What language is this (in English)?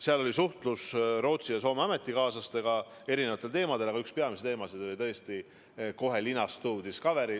Estonian